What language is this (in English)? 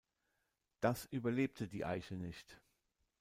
German